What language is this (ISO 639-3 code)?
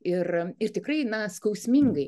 lit